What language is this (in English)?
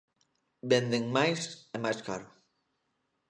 Galician